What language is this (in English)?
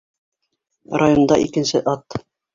Bashkir